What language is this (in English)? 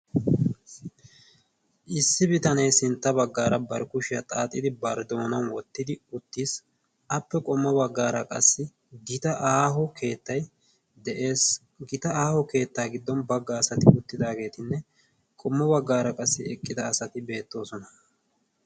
Wolaytta